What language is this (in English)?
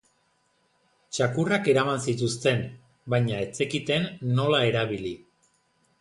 Basque